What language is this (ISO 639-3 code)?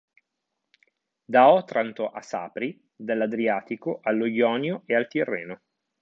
ita